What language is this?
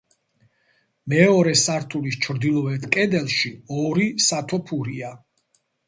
Georgian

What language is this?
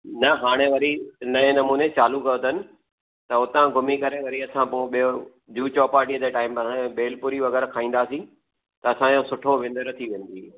Sindhi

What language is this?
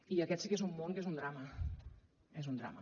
Catalan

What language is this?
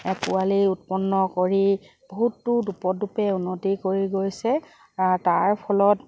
Assamese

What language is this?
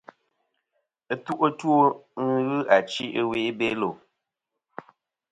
Kom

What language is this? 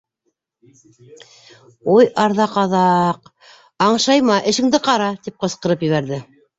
Bashkir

